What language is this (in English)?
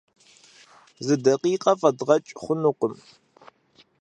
Kabardian